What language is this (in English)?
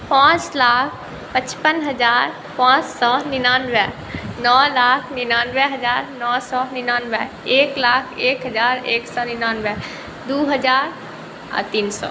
Maithili